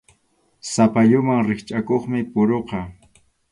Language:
Arequipa-La Unión Quechua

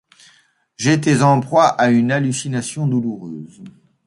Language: French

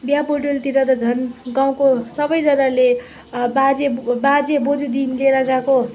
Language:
Nepali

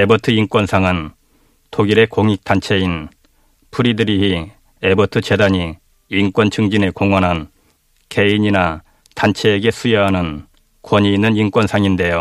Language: Korean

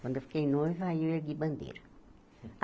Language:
Portuguese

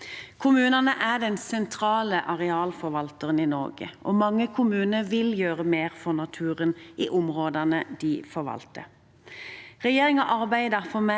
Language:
Norwegian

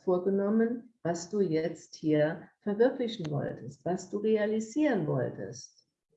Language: German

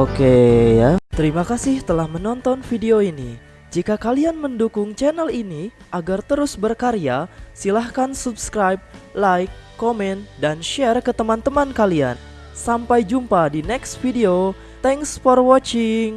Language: Indonesian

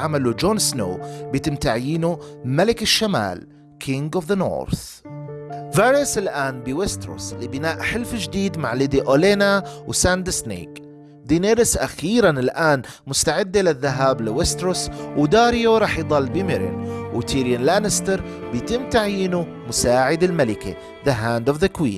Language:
Arabic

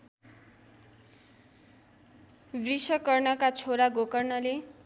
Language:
Nepali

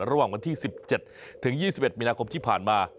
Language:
Thai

